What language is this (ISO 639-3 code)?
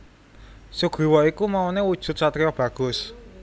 jav